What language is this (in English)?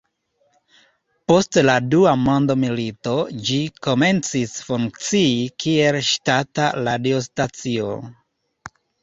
Esperanto